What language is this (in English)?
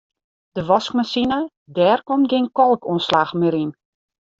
Western Frisian